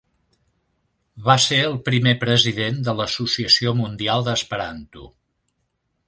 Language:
Catalan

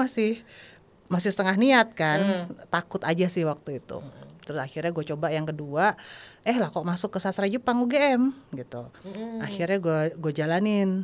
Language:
Indonesian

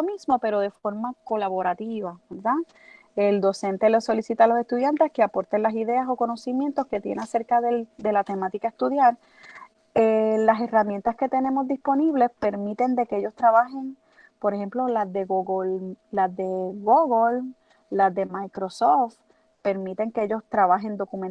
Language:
Spanish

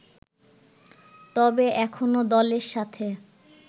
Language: Bangla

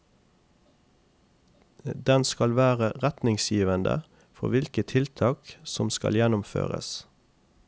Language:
Norwegian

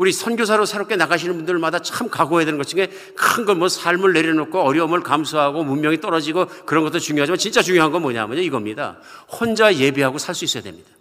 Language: Korean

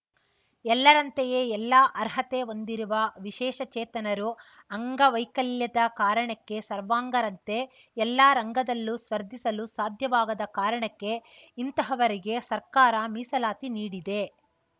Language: Kannada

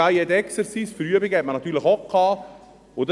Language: Swiss German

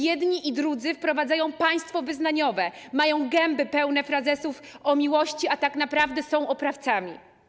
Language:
Polish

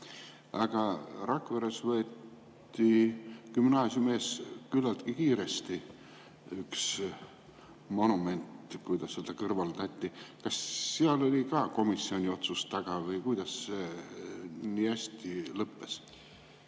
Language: Estonian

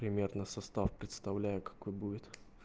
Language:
Russian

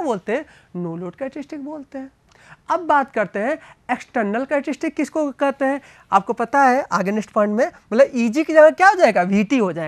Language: Hindi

